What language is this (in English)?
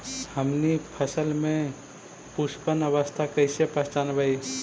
Magahi